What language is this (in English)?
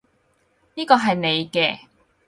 Cantonese